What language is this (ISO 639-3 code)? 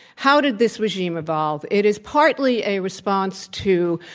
eng